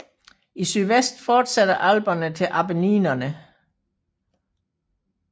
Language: Danish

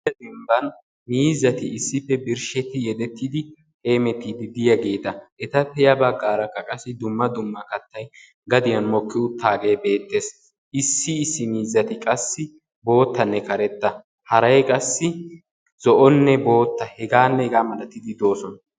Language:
Wolaytta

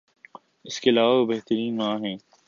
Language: Urdu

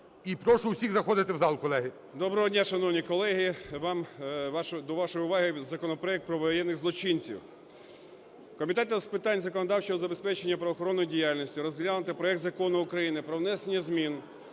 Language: Ukrainian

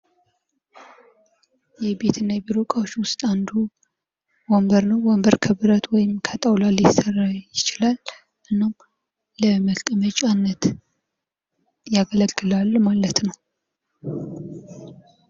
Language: Amharic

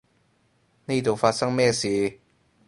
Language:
Cantonese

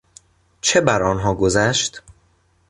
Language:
Persian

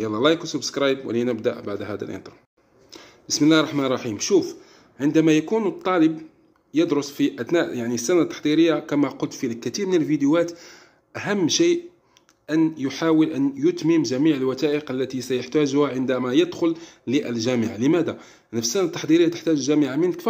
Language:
Arabic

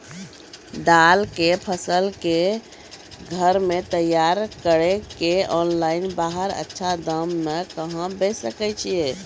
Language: Maithili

